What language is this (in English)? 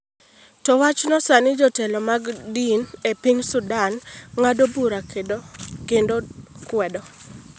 Luo (Kenya and Tanzania)